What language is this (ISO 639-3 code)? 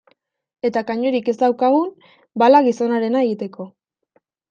eus